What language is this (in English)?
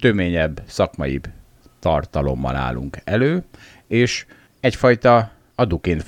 Hungarian